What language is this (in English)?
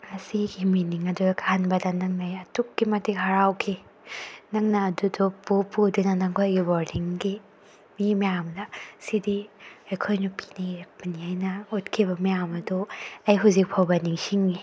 Manipuri